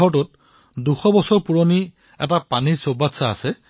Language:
Assamese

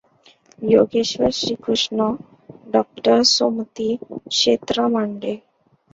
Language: Marathi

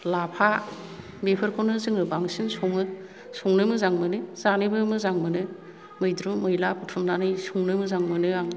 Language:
Bodo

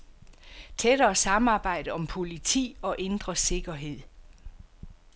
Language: Danish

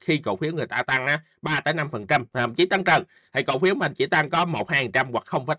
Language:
Vietnamese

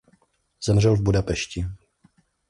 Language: Czech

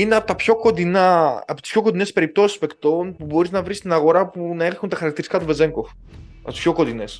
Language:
Greek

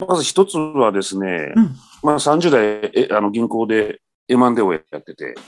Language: Japanese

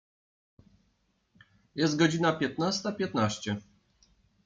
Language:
Polish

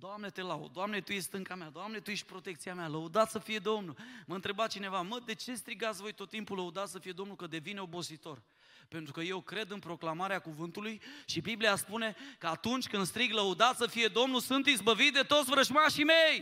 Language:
Romanian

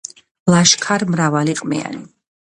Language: Georgian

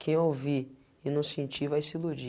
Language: Portuguese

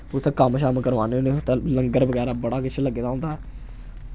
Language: Dogri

